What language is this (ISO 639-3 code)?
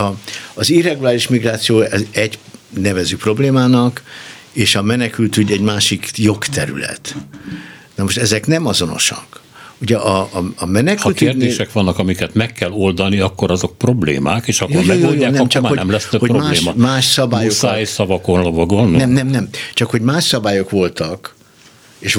hun